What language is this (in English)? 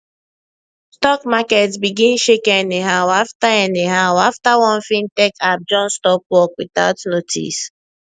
Nigerian Pidgin